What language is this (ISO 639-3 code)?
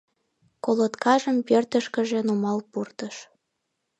chm